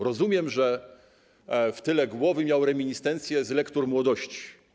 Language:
Polish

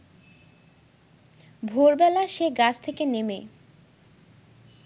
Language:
Bangla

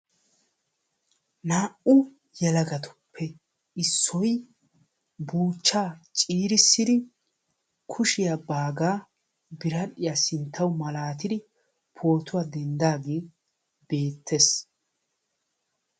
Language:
Wolaytta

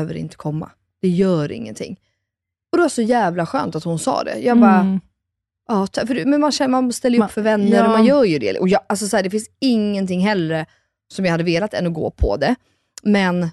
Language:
Swedish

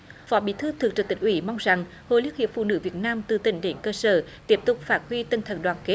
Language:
Vietnamese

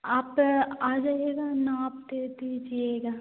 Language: Hindi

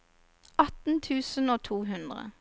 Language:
Norwegian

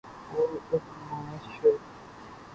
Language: Urdu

